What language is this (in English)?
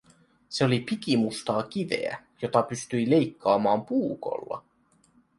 Finnish